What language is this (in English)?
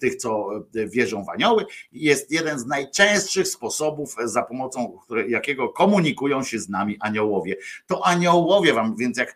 Polish